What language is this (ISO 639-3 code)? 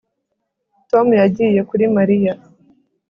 kin